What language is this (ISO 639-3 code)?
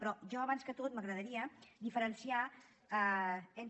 cat